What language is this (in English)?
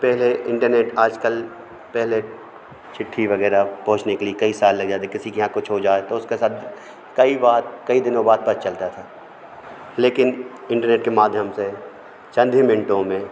Hindi